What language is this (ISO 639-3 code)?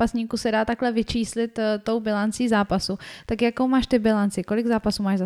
ces